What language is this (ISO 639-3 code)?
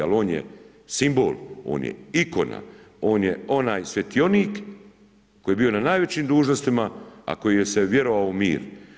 hrv